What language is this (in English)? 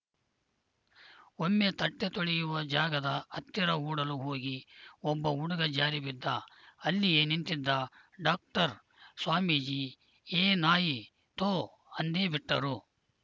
Kannada